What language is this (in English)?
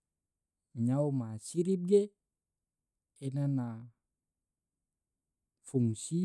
Tidore